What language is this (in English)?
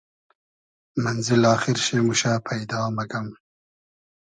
Hazaragi